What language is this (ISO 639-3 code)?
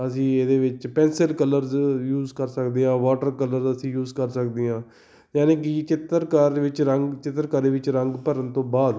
pan